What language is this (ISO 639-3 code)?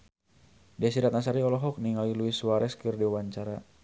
sun